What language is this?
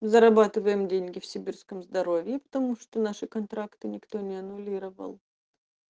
Russian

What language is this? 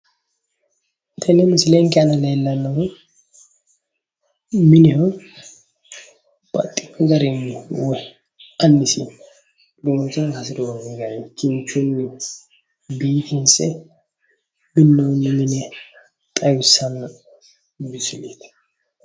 Sidamo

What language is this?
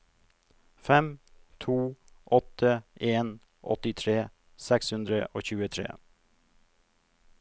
Norwegian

